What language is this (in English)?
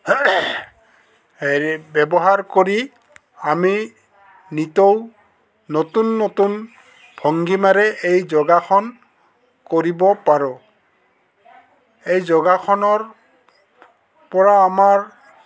Assamese